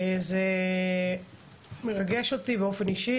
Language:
Hebrew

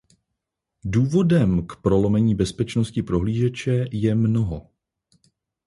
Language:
Czech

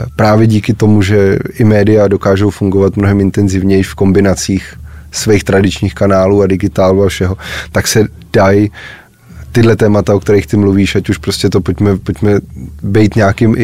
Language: Czech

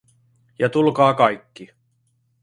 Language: Finnish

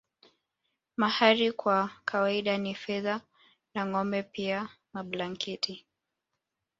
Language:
Swahili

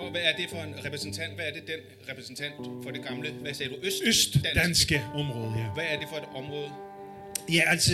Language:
Danish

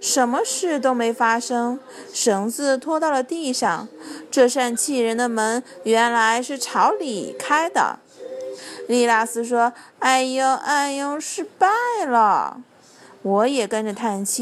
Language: Chinese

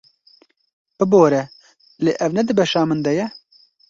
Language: Kurdish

